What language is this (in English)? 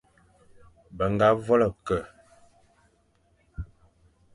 Fang